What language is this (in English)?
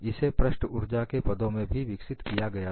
Hindi